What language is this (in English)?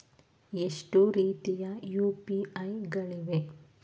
Kannada